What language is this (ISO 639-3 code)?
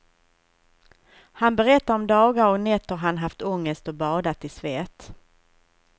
swe